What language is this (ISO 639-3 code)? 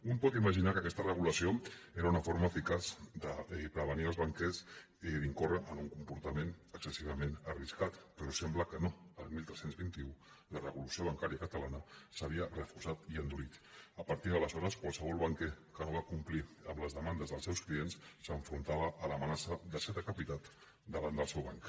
cat